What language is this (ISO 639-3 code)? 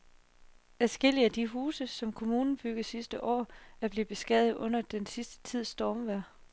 dan